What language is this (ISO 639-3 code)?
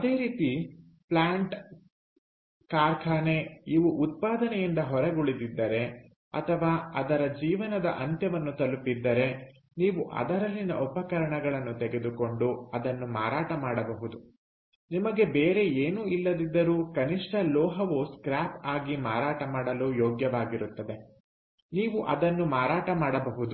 kan